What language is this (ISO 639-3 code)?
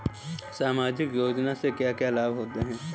hin